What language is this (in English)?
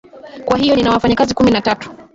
Swahili